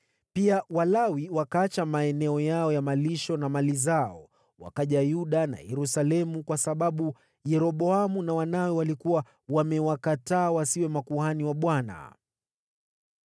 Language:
Swahili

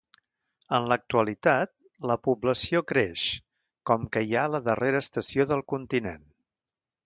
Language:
Catalan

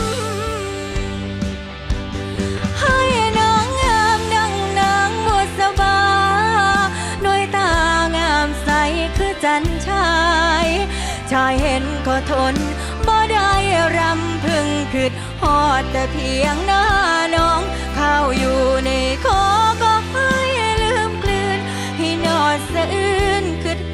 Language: Thai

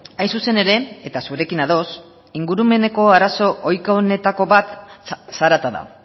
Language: Basque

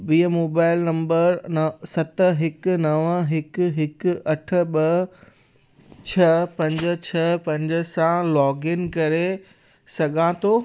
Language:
Sindhi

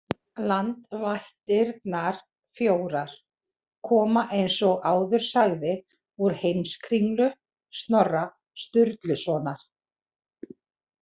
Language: Icelandic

